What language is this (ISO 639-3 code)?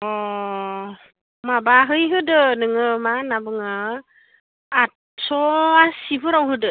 brx